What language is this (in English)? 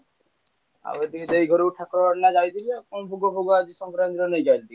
Odia